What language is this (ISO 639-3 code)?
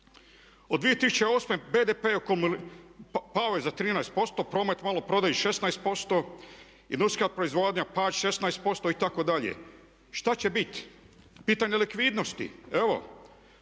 hrv